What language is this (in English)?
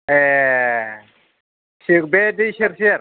Bodo